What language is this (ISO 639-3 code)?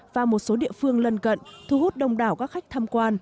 vie